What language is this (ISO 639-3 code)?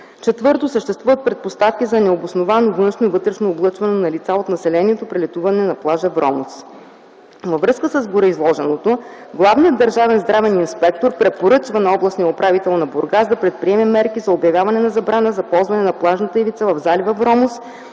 bul